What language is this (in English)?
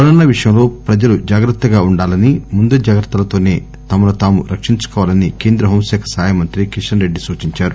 Telugu